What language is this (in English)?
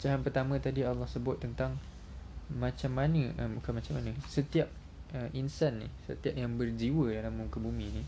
Malay